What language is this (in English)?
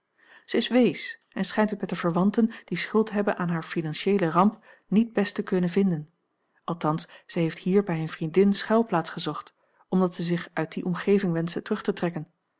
Dutch